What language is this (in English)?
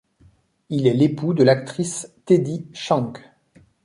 French